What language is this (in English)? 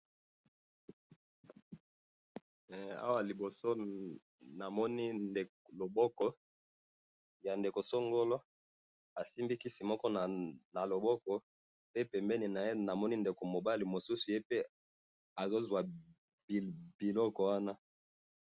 Lingala